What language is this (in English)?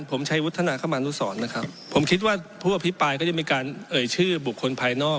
Thai